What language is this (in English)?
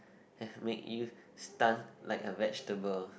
English